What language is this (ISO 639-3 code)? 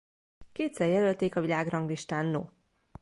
hun